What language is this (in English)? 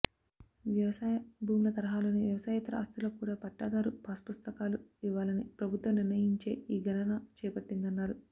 Telugu